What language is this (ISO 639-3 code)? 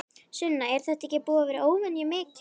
isl